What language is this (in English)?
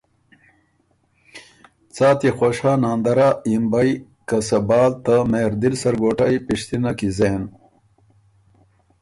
Ormuri